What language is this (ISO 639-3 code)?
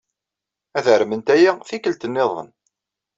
kab